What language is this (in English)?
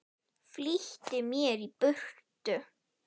Icelandic